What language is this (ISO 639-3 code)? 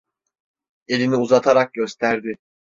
tur